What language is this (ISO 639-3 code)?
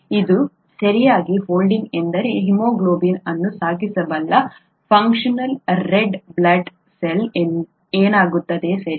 kan